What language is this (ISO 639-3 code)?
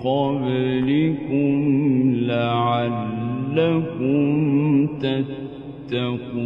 ara